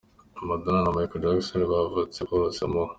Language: Kinyarwanda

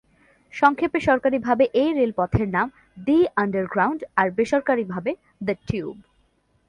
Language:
Bangla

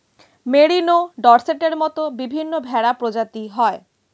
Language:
Bangla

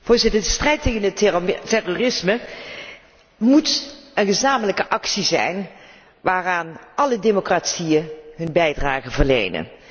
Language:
Dutch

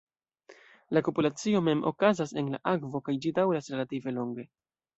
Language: Esperanto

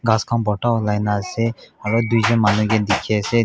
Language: Naga Pidgin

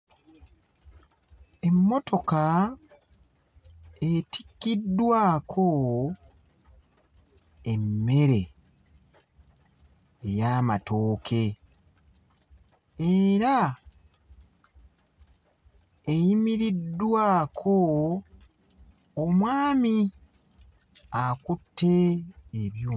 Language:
Ganda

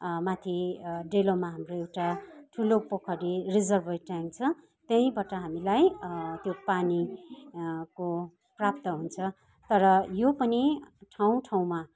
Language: Nepali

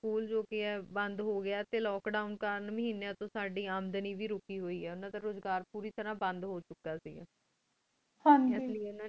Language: Punjabi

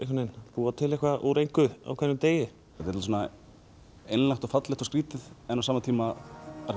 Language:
Icelandic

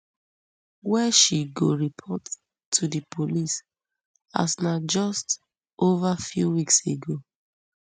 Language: Nigerian Pidgin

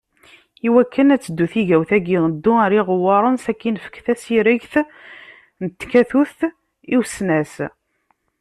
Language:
Kabyle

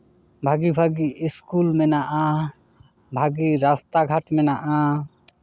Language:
Santali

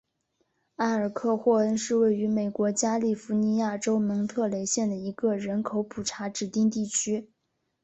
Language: Chinese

